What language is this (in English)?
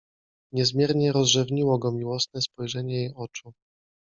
Polish